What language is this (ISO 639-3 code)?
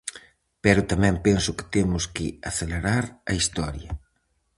glg